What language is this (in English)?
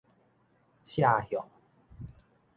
Min Nan Chinese